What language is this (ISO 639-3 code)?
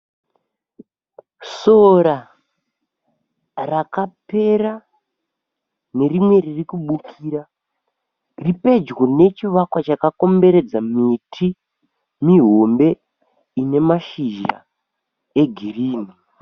sna